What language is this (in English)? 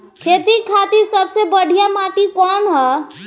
Bhojpuri